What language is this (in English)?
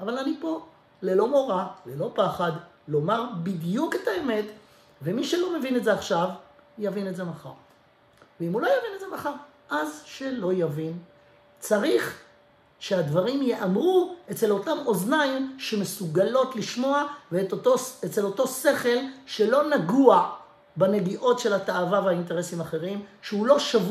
Hebrew